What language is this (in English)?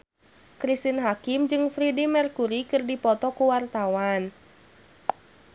Sundanese